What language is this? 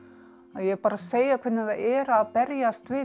Icelandic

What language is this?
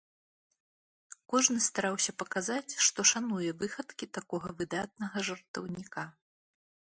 Belarusian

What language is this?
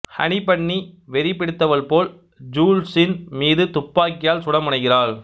Tamil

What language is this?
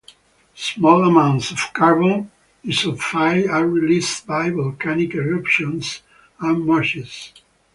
English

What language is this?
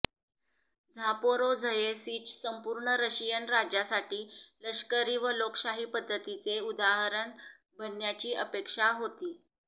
Marathi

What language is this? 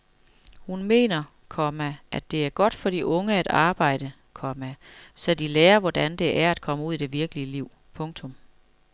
Danish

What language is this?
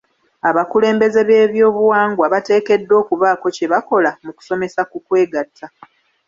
Ganda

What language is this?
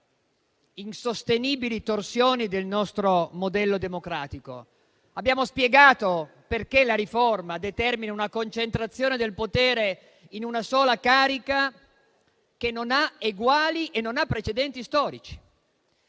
Italian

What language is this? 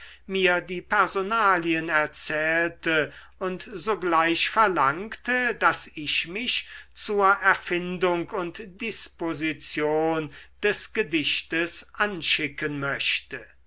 German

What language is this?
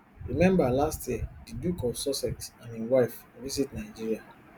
Nigerian Pidgin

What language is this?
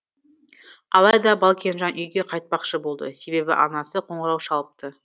Kazakh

